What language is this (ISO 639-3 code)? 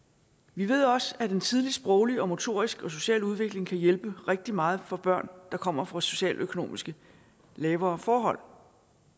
dan